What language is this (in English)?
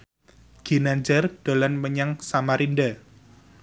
Javanese